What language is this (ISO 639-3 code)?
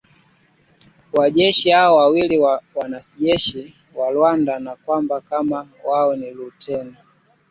swa